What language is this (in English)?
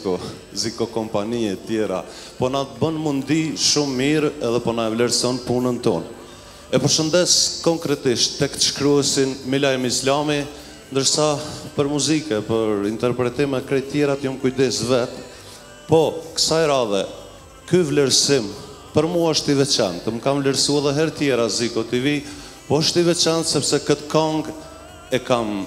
Romanian